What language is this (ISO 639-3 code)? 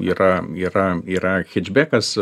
lit